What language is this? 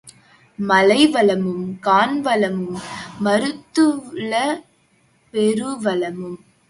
Tamil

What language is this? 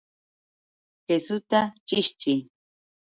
Yauyos Quechua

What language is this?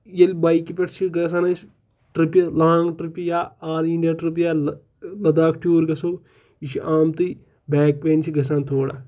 Kashmiri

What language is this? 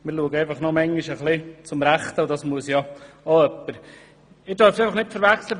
Swiss German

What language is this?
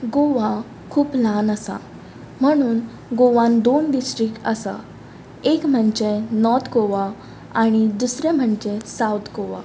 Konkani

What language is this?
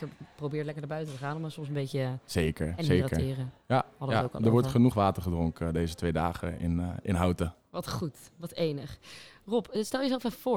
Dutch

